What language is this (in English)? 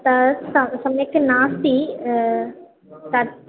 Sanskrit